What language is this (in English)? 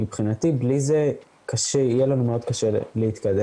Hebrew